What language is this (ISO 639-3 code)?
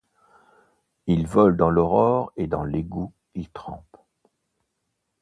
fra